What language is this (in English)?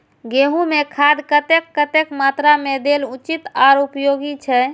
Maithili